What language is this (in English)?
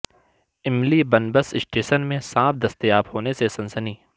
Urdu